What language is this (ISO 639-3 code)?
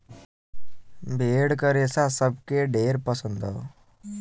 bho